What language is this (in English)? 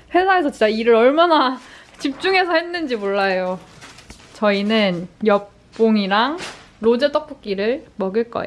Korean